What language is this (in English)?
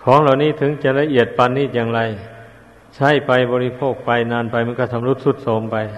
Thai